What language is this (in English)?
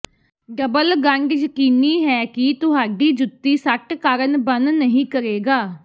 Punjabi